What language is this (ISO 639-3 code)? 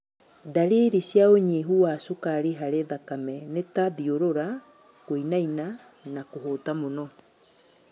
kik